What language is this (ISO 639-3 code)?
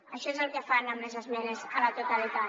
cat